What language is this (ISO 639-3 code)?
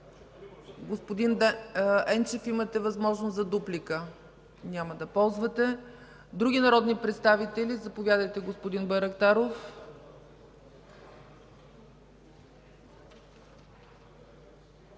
bul